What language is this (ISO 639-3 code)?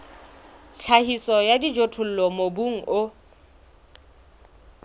sot